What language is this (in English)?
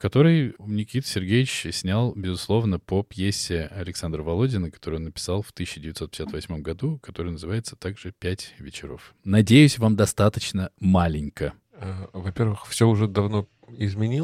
Russian